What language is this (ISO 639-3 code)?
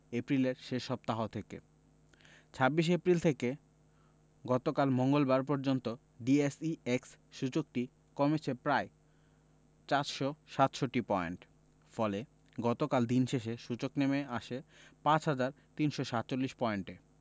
ben